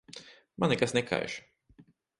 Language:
Latvian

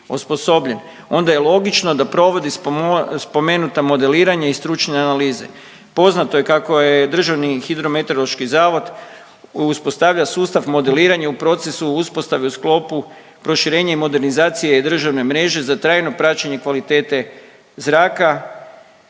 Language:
Croatian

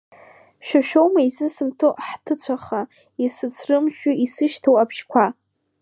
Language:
Abkhazian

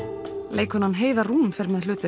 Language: Icelandic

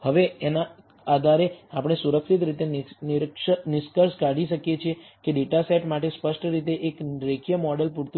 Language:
Gujarati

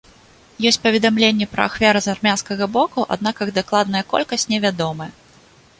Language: Belarusian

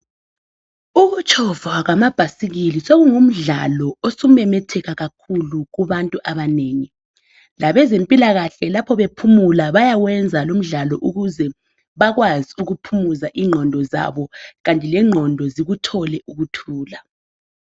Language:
North Ndebele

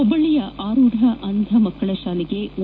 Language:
Kannada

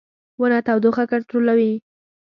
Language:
Pashto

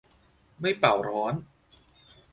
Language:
Thai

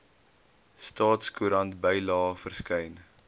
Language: Afrikaans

